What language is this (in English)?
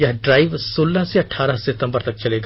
Hindi